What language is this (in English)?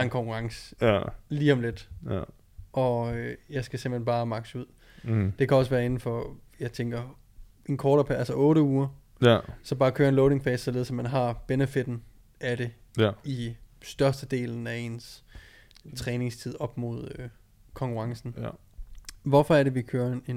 Danish